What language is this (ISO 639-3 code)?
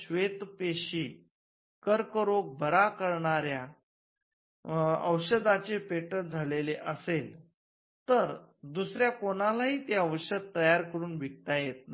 mar